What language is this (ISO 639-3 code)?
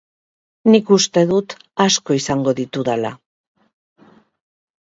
eus